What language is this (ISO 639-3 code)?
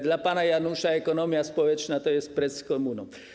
pol